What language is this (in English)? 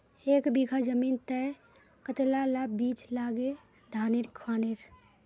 Magahi